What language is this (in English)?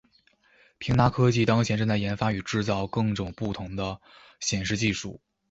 Chinese